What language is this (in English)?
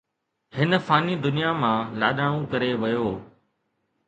Sindhi